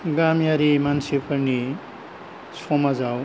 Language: Bodo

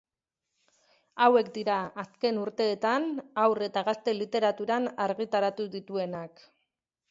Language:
Basque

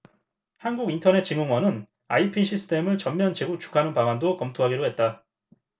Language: Korean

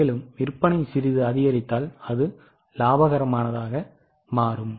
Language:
Tamil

